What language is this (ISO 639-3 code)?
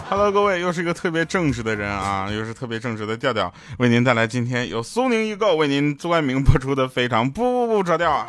zho